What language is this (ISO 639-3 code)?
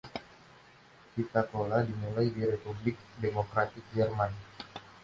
ind